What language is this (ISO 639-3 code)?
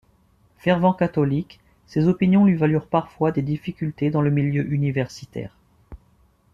fra